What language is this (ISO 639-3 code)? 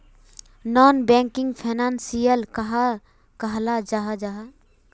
mag